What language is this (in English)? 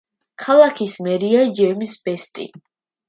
Georgian